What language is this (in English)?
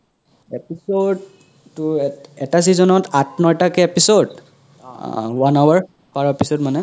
Assamese